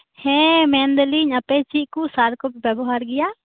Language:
Santali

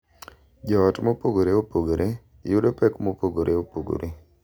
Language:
Luo (Kenya and Tanzania)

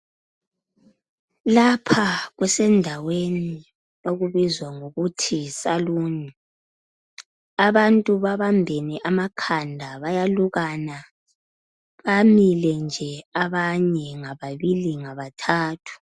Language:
North Ndebele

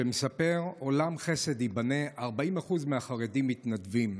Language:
Hebrew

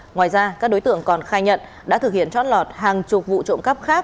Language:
Vietnamese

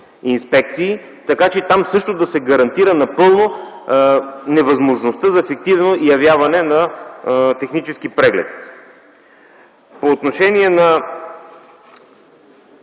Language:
Bulgarian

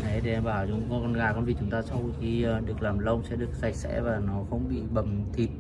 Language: Vietnamese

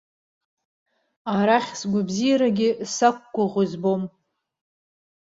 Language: Abkhazian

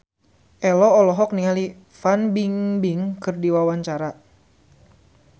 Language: Sundanese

